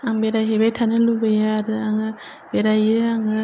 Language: Bodo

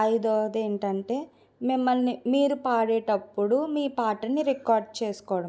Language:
Telugu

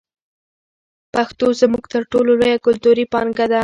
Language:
Pashto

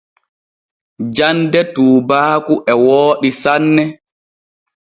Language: Borgu Fulfulde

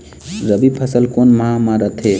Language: Chhattisgarhi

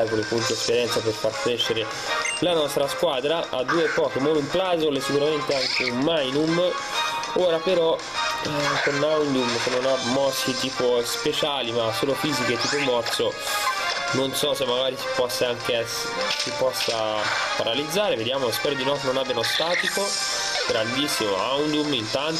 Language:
Italian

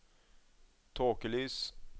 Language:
Norwegian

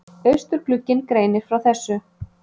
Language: Icelandic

